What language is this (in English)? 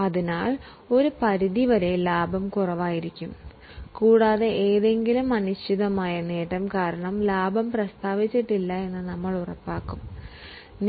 Malayalam